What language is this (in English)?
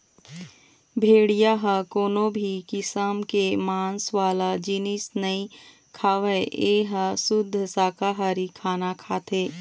Chhattisgarhi